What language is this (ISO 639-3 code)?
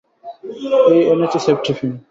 ben